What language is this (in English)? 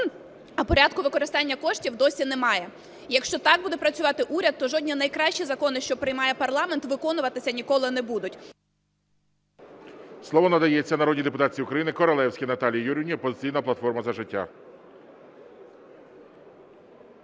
Ukrainian